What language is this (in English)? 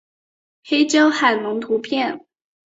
Chinese